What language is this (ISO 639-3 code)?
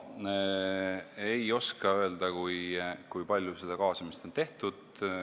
est